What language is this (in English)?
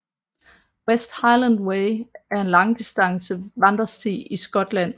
Danish